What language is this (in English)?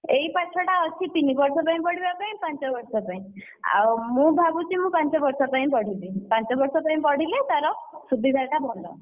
Odia